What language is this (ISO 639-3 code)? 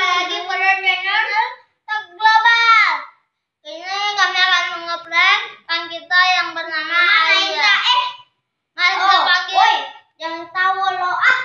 ind